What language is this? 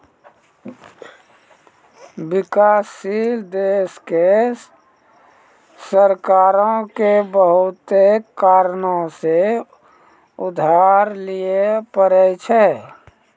Maithili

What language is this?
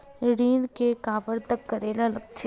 Chhattisgarhi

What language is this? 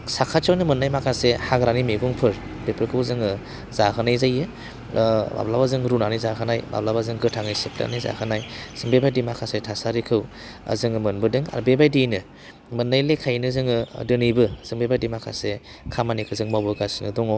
Bodo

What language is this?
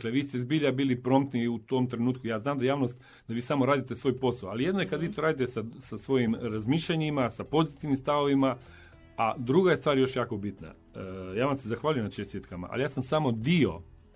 Croatian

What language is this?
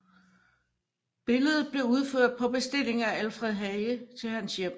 Danish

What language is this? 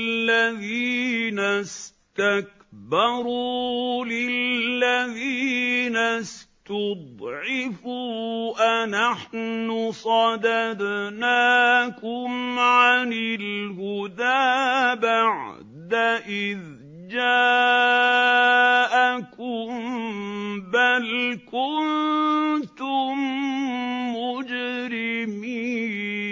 Arabic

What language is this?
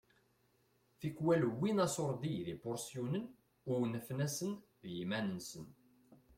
Kabyle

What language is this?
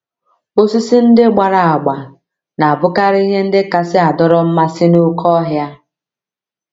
Igbo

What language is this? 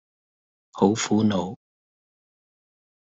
Cantonese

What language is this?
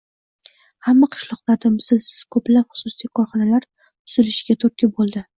Uzbek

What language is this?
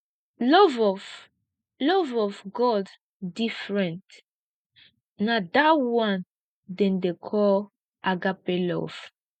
Nigerian Pidgin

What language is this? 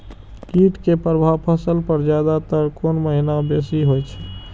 Maithili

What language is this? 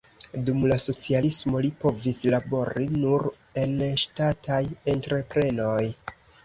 Esperanto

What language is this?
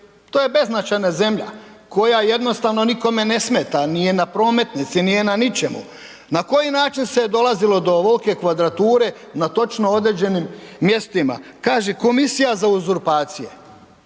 Croatian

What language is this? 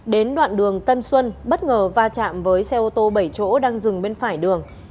Vietnamese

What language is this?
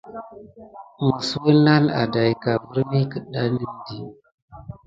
Gidar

